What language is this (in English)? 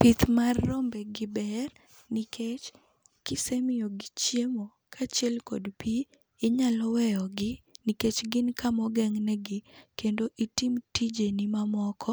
Luo (Kenya and Tanzania)